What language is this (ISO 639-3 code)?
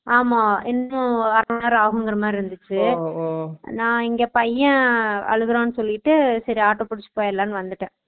tam